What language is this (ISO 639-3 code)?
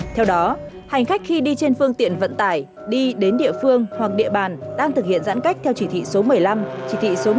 vie